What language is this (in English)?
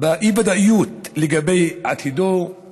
Hebrew